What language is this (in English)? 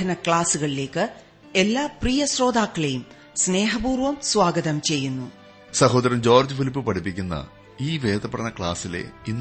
Malayalam